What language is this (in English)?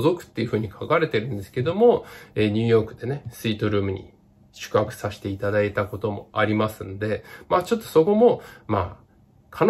Japanese